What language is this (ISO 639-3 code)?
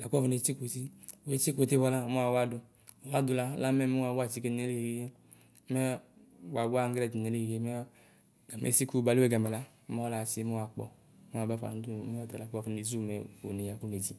kpo